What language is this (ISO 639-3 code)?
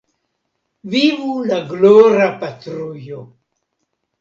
epo